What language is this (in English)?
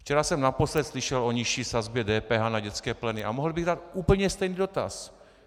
Czech